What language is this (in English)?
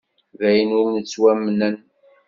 Kabyle